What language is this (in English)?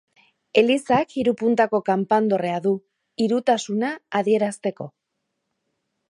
Basque